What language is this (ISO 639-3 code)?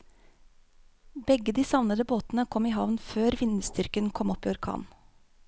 nor